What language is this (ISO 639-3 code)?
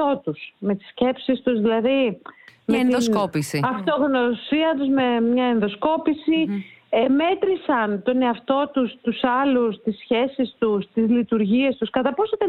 ell